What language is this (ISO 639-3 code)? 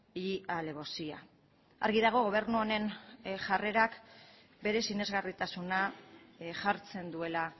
eus